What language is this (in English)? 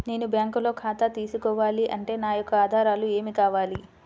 Telugu